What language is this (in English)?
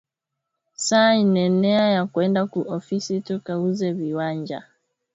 Swahili